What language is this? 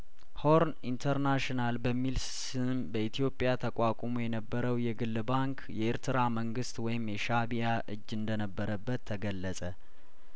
Amharic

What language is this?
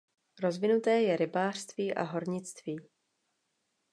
Czech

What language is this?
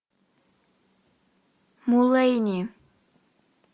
Russian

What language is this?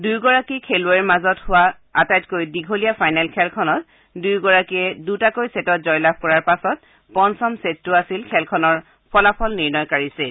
Assamese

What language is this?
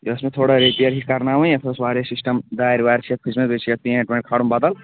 Kashmiri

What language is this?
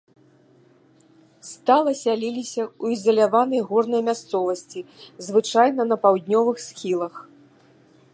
Belarusian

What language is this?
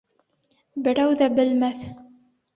Bashkir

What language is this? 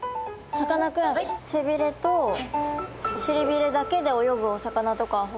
Japanese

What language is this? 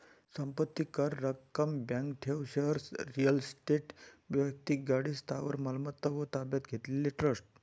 Marathi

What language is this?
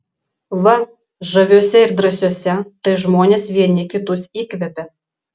Lithuanian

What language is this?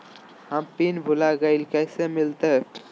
Magahi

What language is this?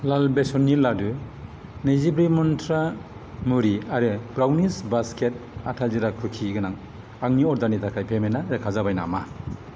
Bodo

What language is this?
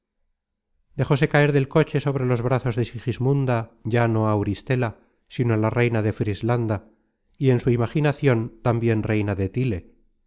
Spanish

